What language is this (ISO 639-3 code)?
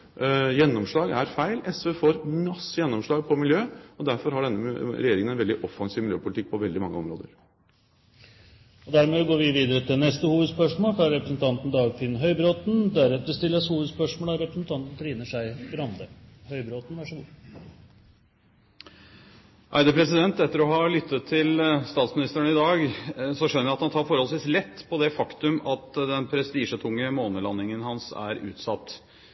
nob